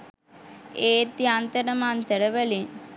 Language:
Sinhala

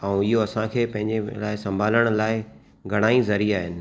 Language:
Sindhi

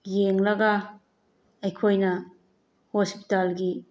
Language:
Manipuri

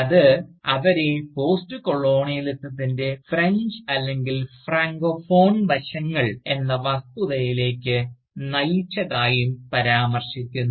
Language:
Malayalam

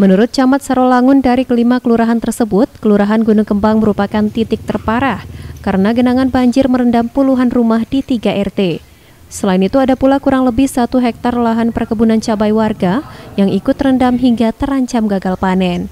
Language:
Indonesian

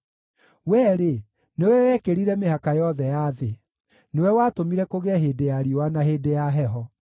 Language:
Kikuyu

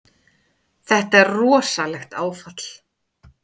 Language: Icelandic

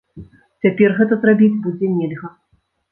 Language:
Belarusian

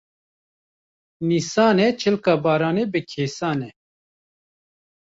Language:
Kurdish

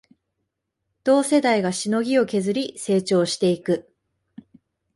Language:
Japanese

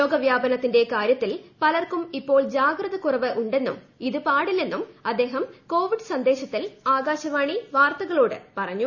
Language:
Malayalam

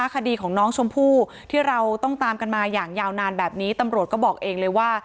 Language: Thai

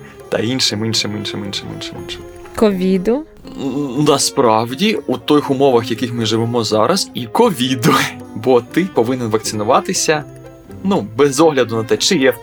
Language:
Ukrainian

